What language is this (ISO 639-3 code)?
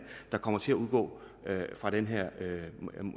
dan